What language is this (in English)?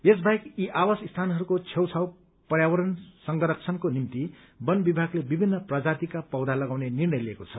Nepali